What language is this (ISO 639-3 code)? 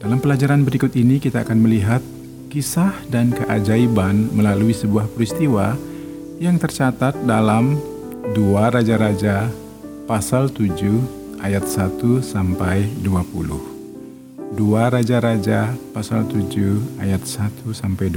ind